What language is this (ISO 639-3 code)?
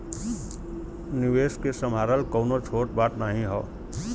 bho